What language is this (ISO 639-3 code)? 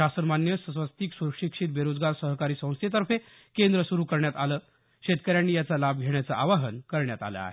mar